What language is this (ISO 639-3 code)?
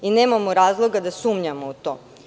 srp